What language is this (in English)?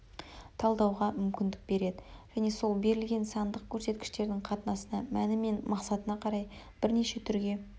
Kazakh